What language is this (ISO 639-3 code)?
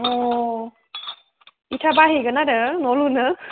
brx